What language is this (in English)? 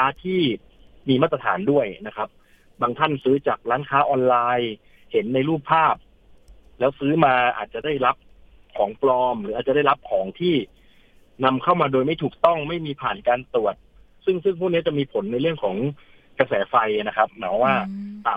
Thai